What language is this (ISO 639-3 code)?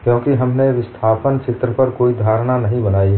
hin